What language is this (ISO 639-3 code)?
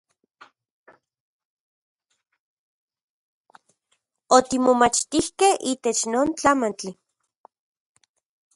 ncx